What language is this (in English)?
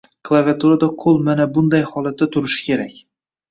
Uzbek